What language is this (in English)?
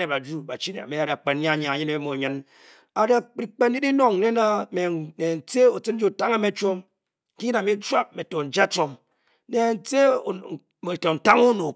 Bokyi